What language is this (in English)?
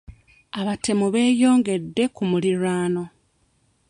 Ganda